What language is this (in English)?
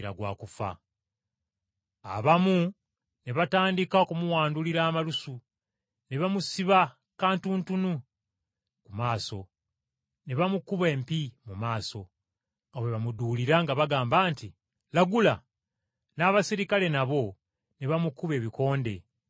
Ganda